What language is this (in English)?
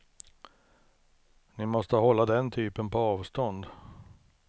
Swedish